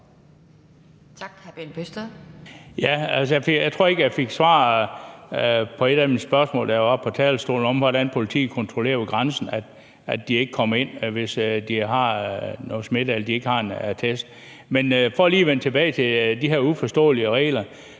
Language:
Danish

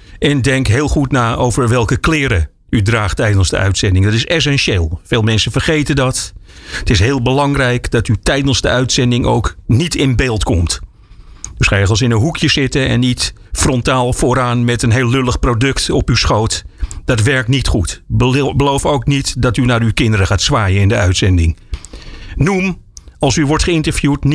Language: Dutch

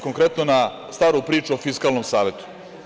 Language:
Serbian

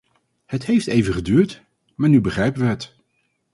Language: Dutch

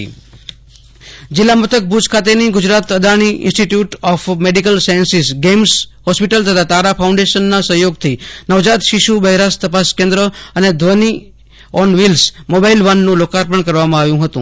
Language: Gujarati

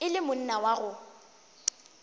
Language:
Northern Sotho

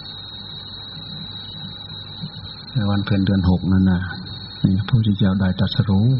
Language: Thai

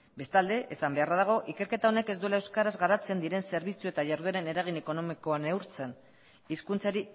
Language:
Basque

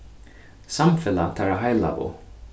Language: Faroese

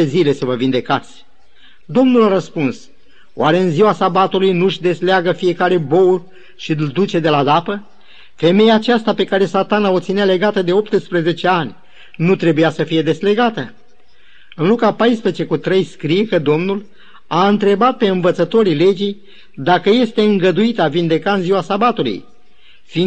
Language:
Romanian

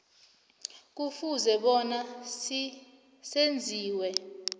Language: South Ndebele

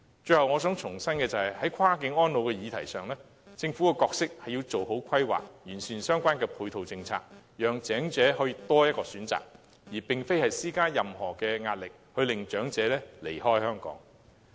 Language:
Cantonese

